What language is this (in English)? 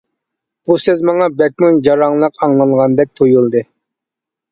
Uyghur